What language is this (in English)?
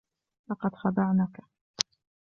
Arabic